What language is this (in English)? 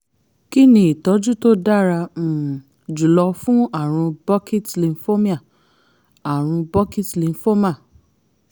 Yoruba